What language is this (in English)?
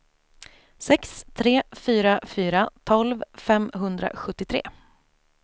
Swedish